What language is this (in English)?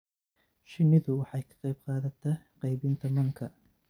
Somali